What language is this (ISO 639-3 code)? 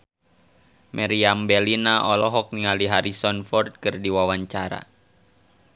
sun